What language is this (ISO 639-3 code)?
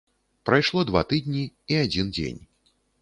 bel